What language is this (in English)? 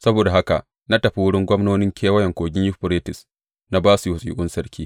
Hausa